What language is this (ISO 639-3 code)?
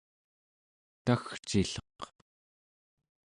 esu